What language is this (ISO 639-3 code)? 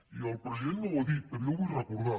cat